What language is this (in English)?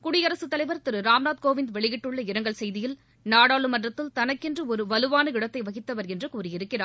Tamil